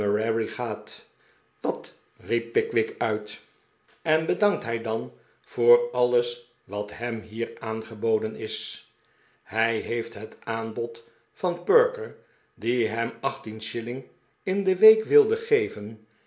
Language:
Dutch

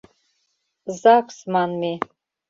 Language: Mari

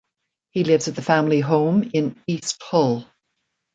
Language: English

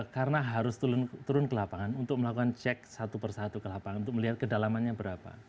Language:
Indonesian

